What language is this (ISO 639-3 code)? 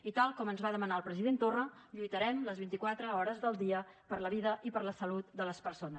cat